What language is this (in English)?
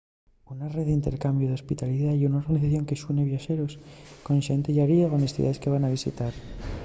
Asturian